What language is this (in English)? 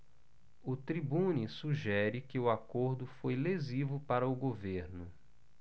Portuguese